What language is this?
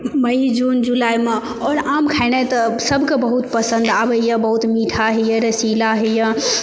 Maithili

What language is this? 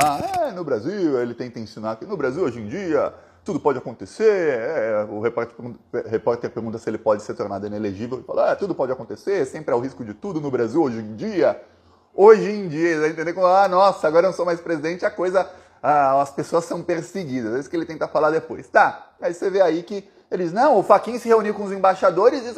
Portuguese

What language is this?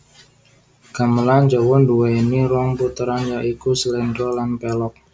Javanese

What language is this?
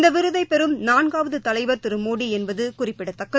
Tamil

